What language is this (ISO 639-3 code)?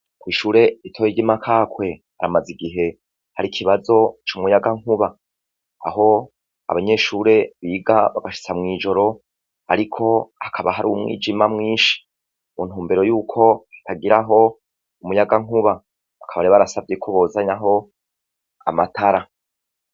run